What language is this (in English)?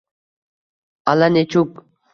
Uzbek